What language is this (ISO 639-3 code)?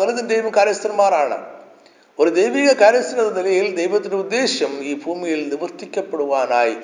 mal